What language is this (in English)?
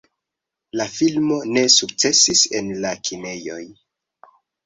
Esperanto